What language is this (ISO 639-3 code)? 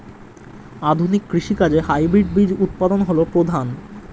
ben